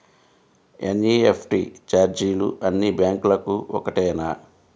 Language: Telugu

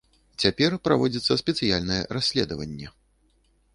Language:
Belarusian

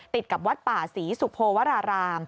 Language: Thai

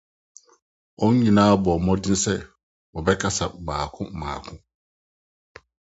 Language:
Akan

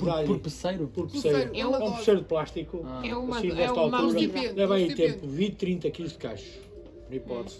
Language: Portuguese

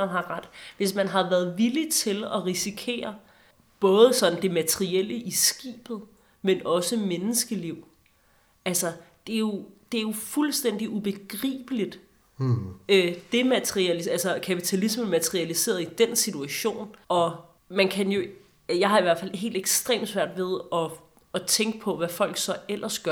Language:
Danish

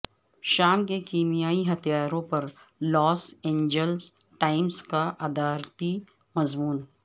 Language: Urdu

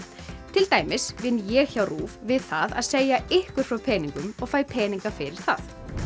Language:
Icelandic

